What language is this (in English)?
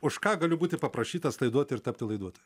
Lithuanian